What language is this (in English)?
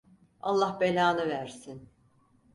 Turkish